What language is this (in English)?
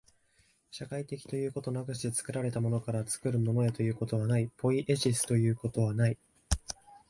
Japanese